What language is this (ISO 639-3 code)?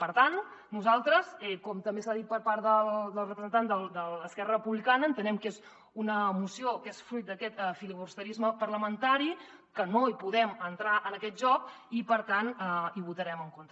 cat